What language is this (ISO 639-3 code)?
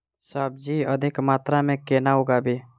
mai